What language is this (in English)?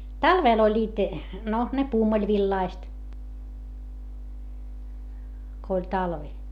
Finnish